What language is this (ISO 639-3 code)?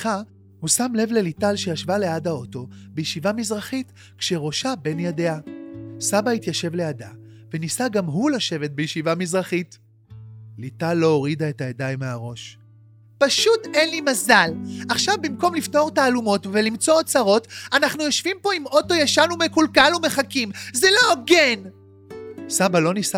heb